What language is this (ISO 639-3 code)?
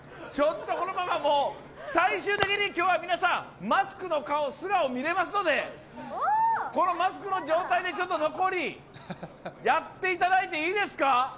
jpn